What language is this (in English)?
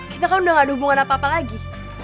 Indonesian